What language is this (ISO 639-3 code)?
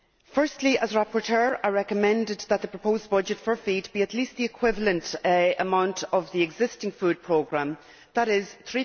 eng